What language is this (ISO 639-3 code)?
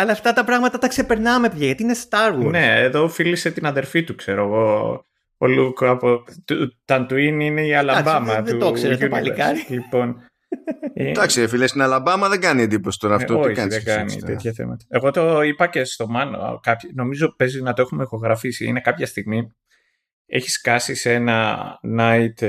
ell